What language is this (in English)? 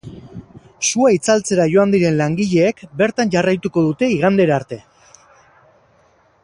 Basque